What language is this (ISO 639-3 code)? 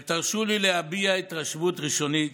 heb